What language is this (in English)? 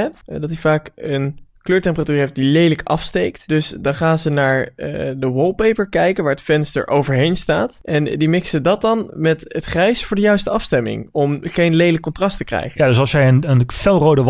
Dutch